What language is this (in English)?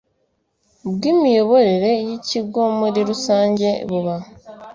Kinyarwanda